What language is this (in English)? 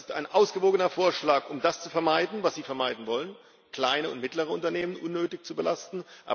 German